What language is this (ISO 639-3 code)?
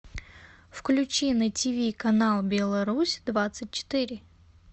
rus